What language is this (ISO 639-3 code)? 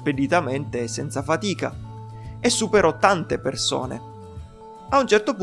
ita